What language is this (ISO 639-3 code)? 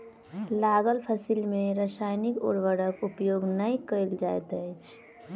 mai